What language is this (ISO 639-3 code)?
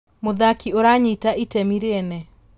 kik